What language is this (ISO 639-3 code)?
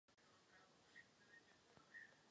ces